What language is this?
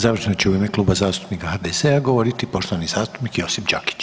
Croatian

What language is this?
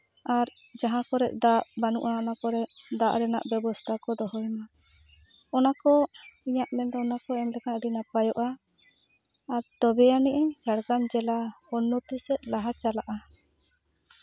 Santali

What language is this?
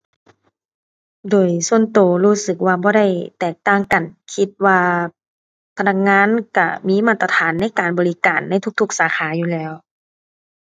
Thai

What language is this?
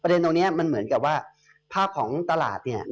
Thai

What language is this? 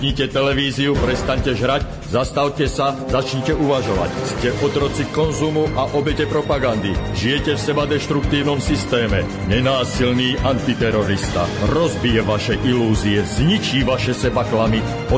Slovak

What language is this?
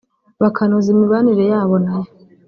Kinyarwanda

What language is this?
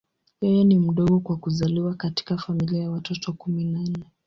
Swahili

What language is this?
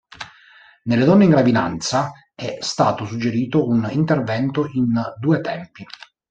Italian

